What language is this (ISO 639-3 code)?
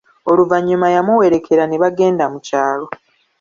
lug